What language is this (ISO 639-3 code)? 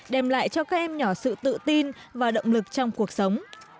vie